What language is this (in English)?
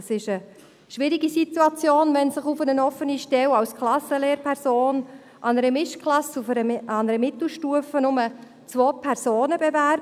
Swiss German